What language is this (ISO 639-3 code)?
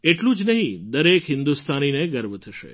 guj